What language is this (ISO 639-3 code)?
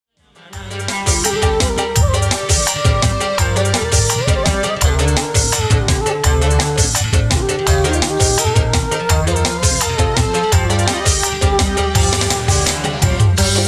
ind